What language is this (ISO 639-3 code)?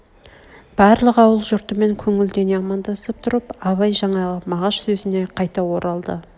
kaz